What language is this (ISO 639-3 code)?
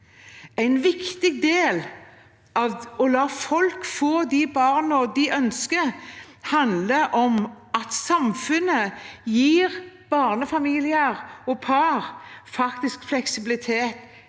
nor